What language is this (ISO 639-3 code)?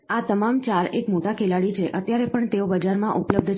guj